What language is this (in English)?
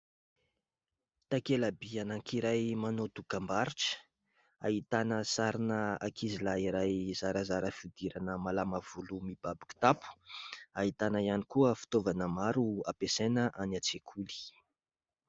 Malagasy